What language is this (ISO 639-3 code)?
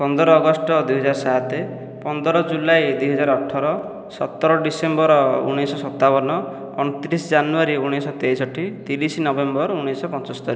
ori